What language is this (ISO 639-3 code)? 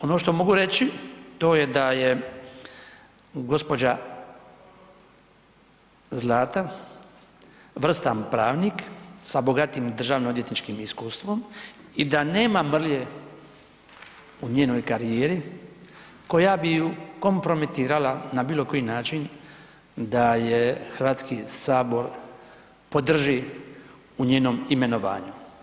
hrv